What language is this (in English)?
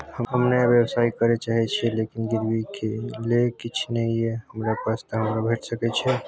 Maithili